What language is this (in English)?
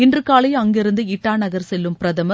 Tamil